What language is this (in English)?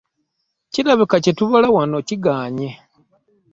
Ganda